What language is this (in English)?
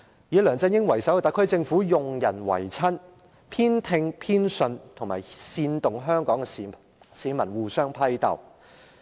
Cantonese